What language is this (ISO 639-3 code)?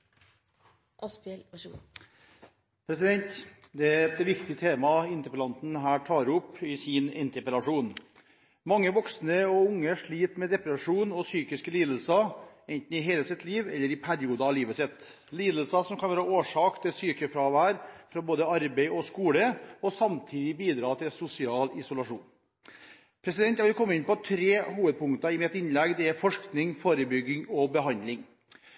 nob